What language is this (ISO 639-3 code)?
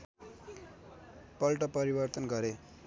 nep